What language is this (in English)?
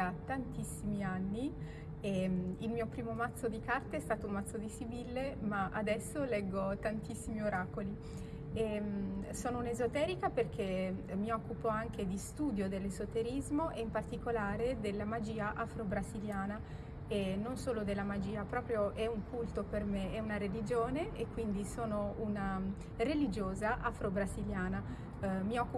Italian